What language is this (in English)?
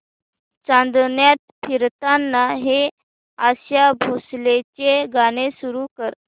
Marathi